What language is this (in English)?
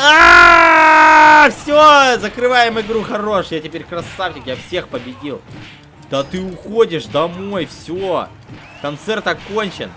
Russian